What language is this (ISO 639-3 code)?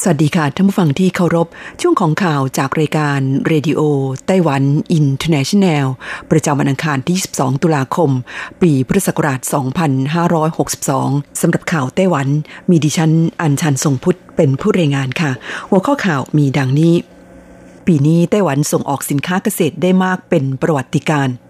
tha